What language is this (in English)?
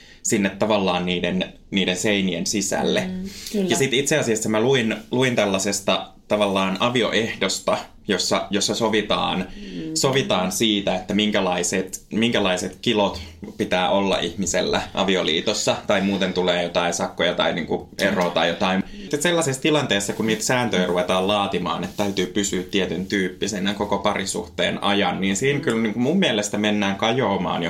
Finnish